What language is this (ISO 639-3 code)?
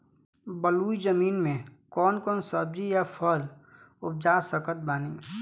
bho